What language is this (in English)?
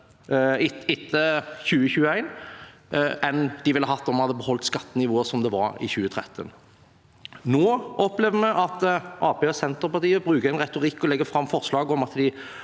Norwegian